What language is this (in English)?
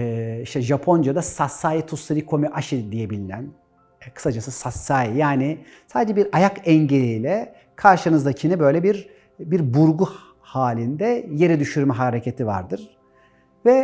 Turkish